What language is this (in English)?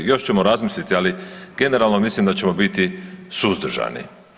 Croatian